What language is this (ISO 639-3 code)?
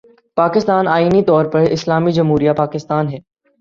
urd